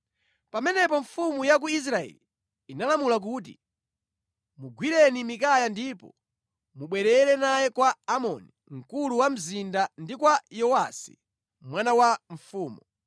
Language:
Nyanja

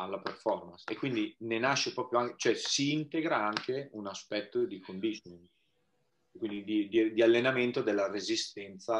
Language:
Italian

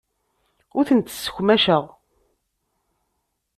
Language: Kabyle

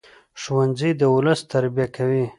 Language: Pashto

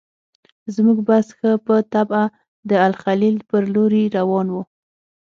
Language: Pashto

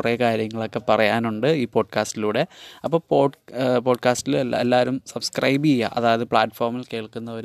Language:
Malayalam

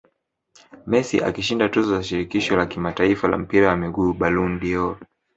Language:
Swahili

